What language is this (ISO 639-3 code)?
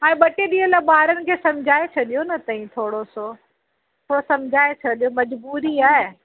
snd